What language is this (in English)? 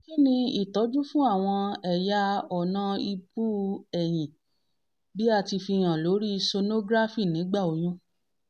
Yoruba